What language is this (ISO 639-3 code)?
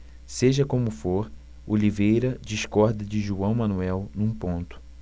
por